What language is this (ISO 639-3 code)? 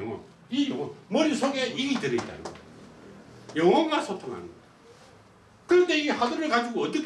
kor